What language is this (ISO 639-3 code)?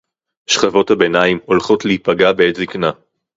heb